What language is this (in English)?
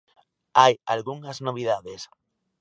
Galician